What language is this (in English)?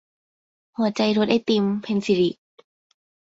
Thai